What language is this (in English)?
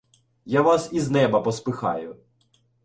Ukrainian